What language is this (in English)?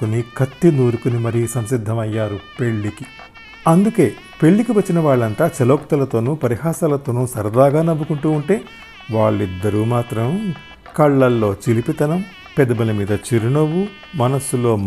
Telugu